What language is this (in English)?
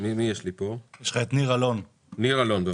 Hebrew